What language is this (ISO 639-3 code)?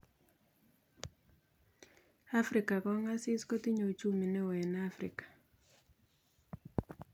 kln